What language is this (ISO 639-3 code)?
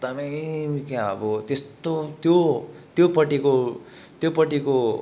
nep